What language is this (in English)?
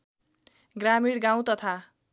Nepali